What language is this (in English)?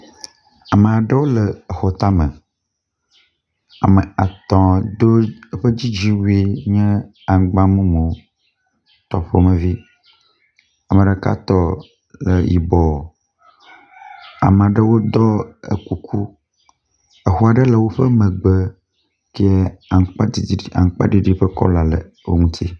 Ewe